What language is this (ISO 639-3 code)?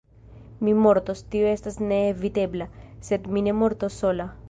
epo